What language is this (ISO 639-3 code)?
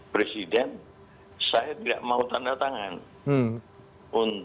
ind